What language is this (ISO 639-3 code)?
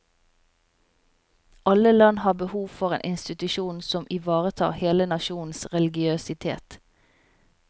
nor